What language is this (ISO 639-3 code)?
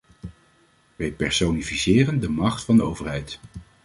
nld